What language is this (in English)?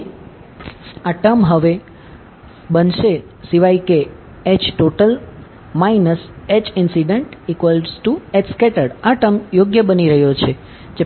Gujarati